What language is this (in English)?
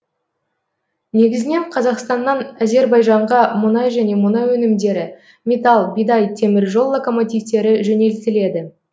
Kazakh